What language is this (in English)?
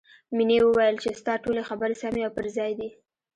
Pashto